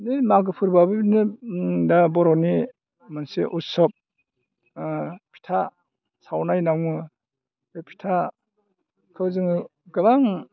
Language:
Bodo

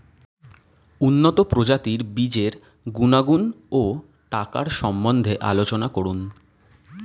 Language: Bangla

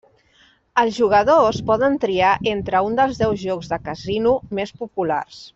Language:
Catalan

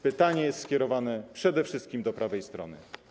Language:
Polish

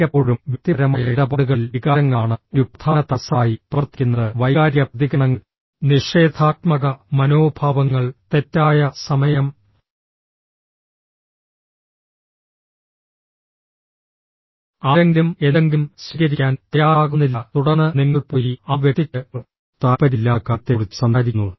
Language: Malayalam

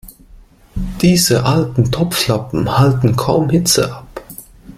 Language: German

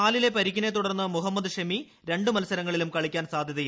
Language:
Malayalam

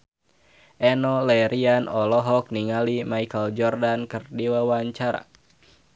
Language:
Sundanese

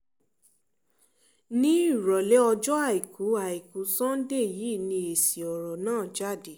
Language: Yoruba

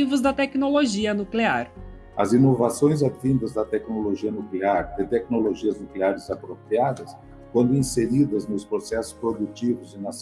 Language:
Portuguese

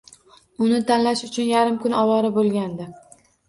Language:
Uzbek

